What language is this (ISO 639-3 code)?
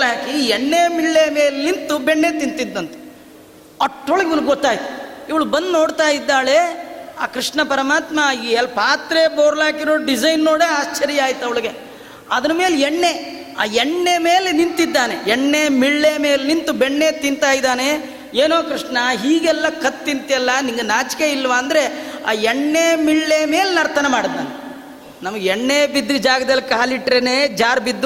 kan